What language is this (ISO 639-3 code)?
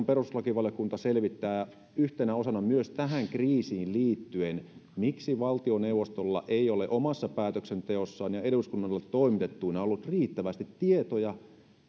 fin